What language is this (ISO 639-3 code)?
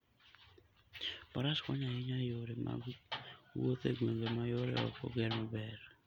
luo